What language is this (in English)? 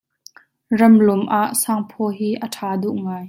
Hakha Chin